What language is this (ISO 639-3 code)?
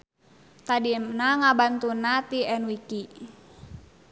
sun